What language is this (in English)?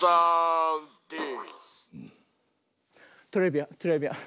Japanese